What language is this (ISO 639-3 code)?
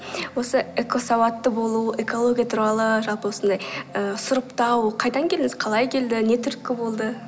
kaz